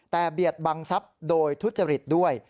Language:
Thai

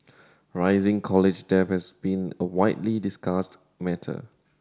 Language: English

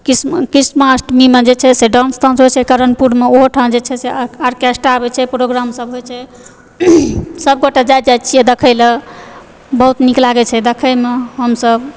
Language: Maithili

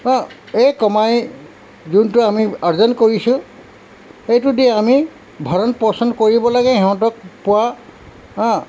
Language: Assamese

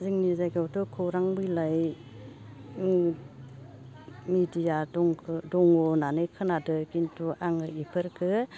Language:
Bodo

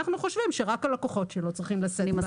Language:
Hebrew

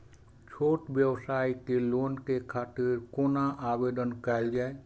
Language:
Maithili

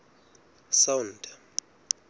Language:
Southern Sotho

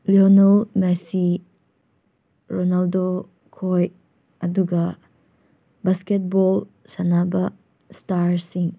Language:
Manipuri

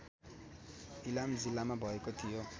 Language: Nepali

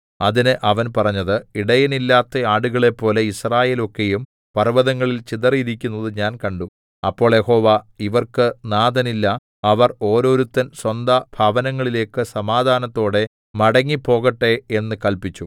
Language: Malayalam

